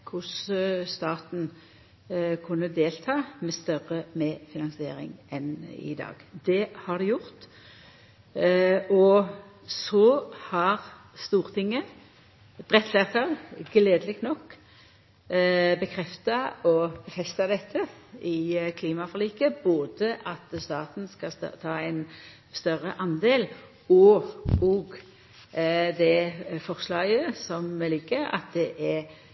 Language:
Norwegian Nynorsk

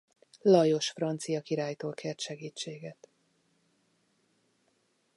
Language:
Hungarian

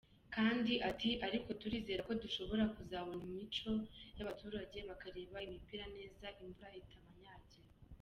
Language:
Kinyarwanda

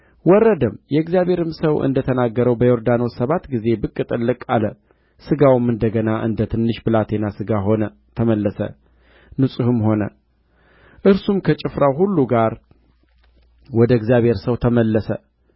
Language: Amharic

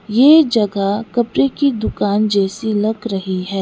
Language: Hindi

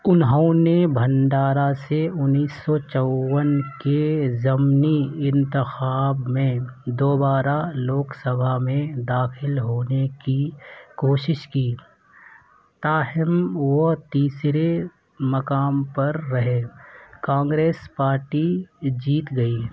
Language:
Urdu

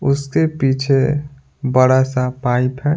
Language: Hindi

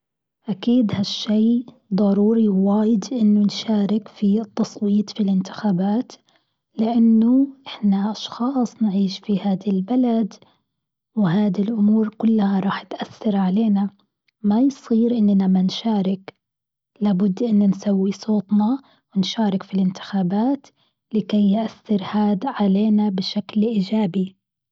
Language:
Gulf Arabic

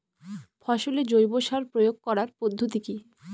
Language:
Bangla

